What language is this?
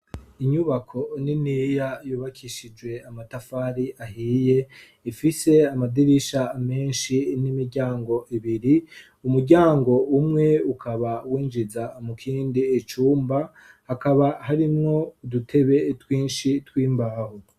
Rundi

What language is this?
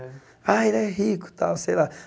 Portuguese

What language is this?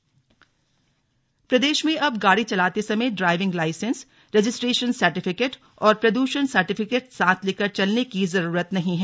Hindi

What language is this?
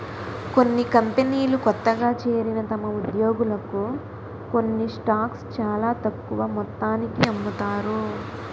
Telugu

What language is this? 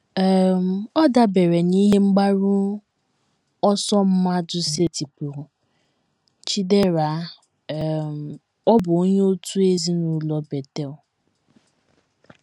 Igbo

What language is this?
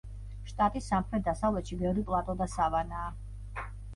Georgian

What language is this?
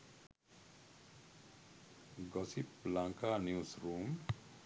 Sinhala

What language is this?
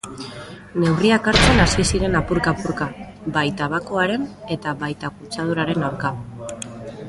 Basque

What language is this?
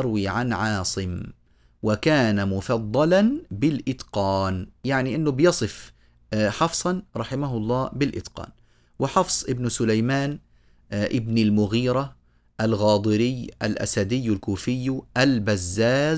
Arabic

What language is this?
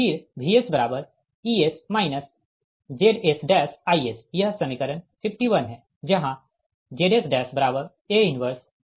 Hindi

